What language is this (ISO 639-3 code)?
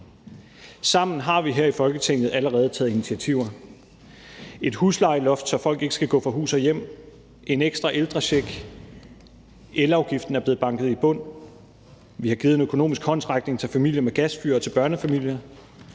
dan